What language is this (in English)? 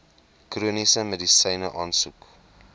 Afrikaans